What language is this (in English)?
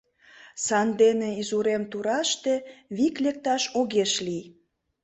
Mari